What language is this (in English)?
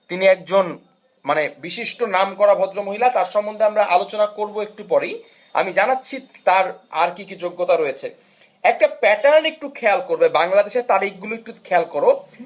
Bangla